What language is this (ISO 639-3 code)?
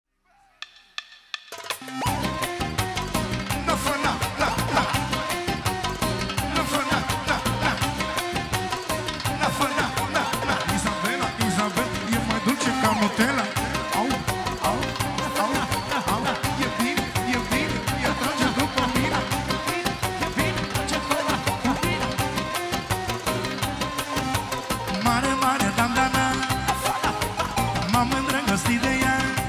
ron